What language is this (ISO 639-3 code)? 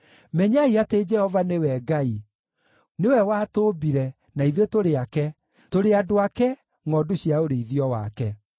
kik